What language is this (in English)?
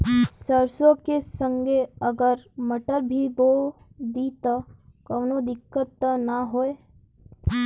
Bhojpuri